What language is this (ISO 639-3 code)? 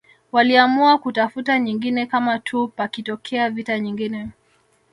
swa